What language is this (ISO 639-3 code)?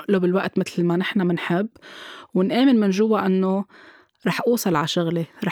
ara